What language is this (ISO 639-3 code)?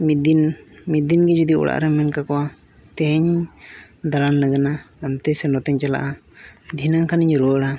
sat